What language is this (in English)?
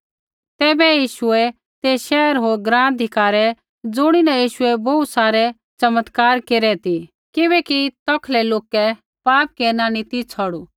Kullu Pahari